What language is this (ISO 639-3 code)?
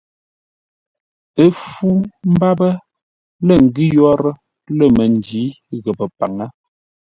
nla